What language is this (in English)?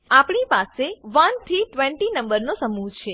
Gujarati